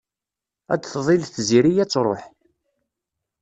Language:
Kabyle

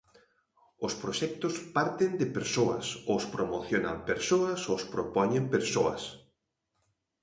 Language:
Galician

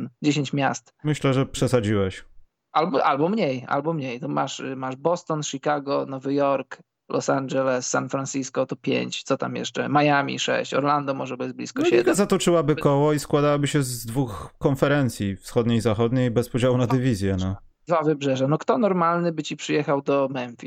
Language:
Polish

